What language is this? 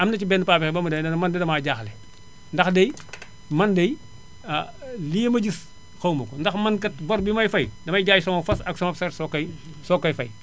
Wolof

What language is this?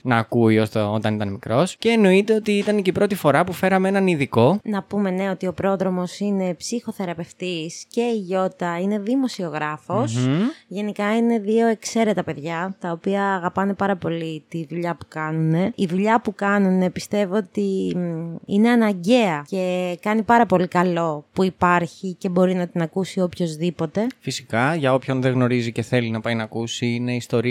Greek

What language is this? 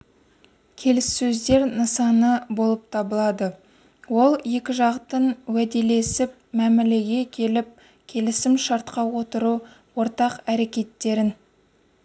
Kazakh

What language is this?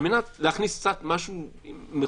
Hebrew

